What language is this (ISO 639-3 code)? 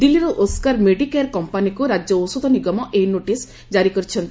ori